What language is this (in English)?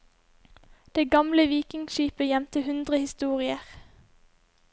Norwegian